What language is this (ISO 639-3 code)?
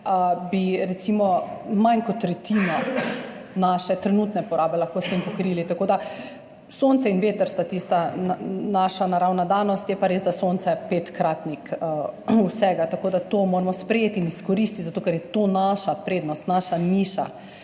slv